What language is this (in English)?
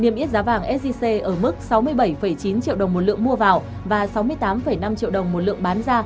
Vietnamese